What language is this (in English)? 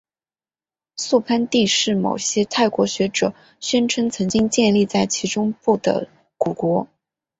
Chinese